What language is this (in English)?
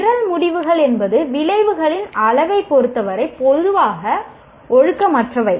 Tamil